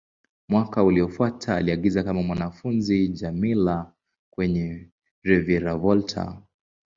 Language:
Swahili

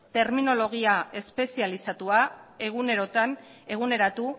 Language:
Basque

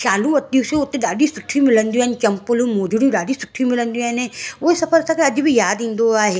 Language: Sindhi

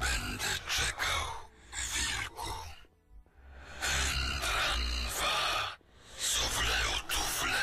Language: Polish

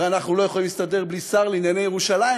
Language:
Hebrew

